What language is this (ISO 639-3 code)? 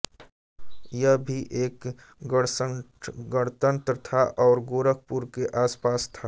hin